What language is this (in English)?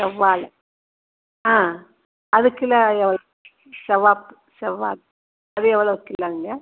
Tamil